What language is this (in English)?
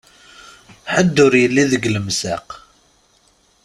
Kabyle